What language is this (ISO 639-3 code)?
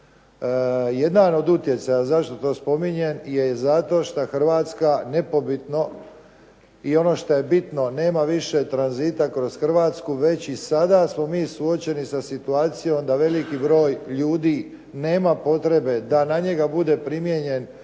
hrv